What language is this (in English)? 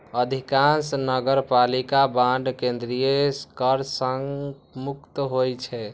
Maithili